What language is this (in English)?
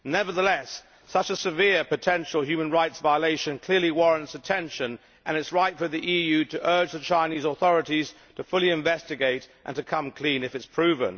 English